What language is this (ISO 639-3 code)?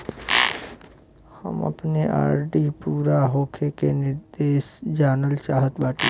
bho